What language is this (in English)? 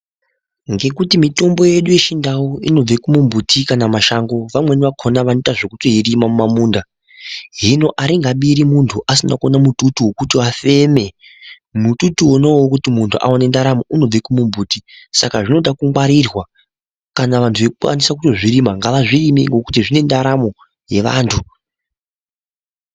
Ndau